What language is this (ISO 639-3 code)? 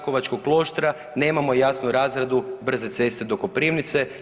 hrv